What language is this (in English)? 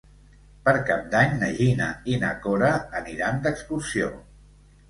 Catalan